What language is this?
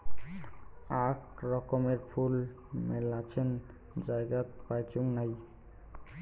Bangla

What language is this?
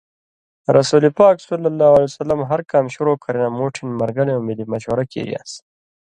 Indus Kohistani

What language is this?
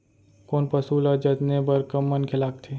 Chhattisgarhi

